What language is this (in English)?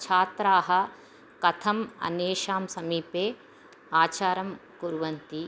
Sanskrit